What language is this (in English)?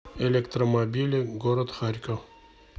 Russian